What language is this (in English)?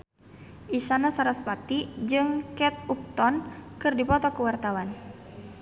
Sundanese